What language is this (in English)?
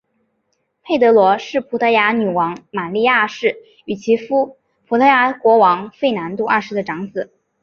Chinese